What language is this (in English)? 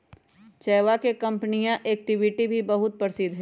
Magahi